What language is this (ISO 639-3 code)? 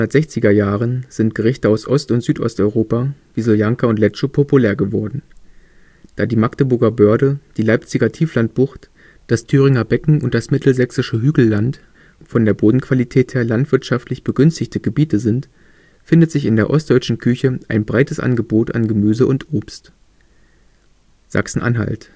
deu